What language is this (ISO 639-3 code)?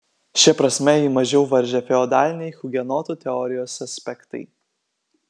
lit